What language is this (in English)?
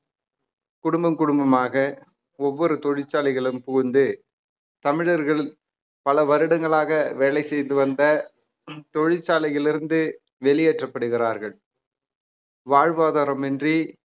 Tamil